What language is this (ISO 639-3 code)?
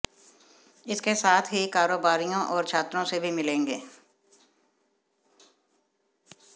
hin